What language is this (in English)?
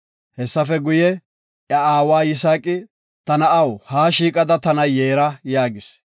Gofa